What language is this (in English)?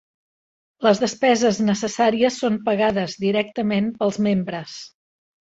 Catalan